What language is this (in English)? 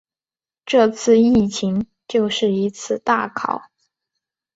Chinese